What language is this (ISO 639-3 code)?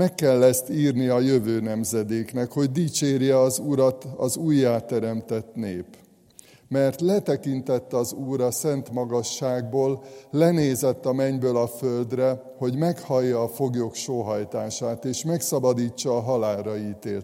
hun